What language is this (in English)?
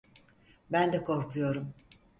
Turkish